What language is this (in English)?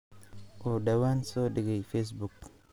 Somali